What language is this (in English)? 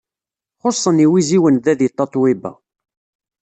Kabyle